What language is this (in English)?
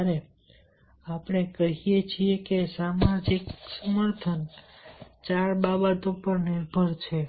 Gujarati